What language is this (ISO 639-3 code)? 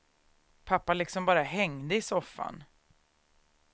swe